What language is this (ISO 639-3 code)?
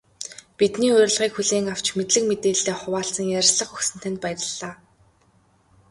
mon